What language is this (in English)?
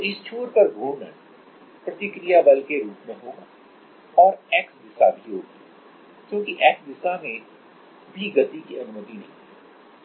Hindi